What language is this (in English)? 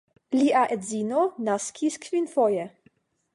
Esperanto